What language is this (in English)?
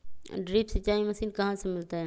Magahi